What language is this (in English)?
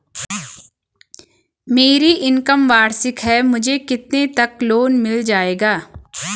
Hindi